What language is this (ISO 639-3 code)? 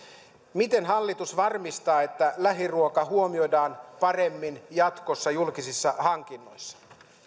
fin